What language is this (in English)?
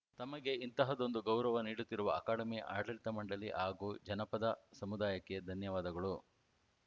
Kannada